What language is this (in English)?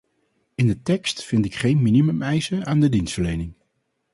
Dutch